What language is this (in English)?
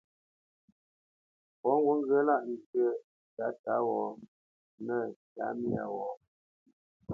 Bamenyam